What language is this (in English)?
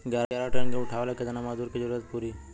Bhojpuri